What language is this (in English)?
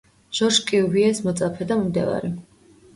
Georgian